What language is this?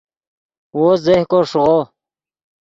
Yidgha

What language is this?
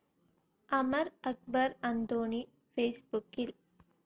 Malayalam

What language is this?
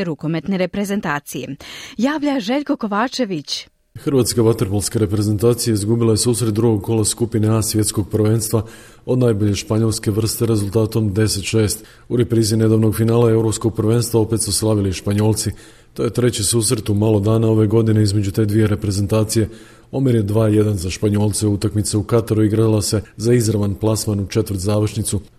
Croatian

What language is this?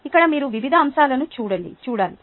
Telugu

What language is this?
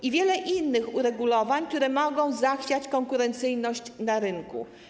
Polish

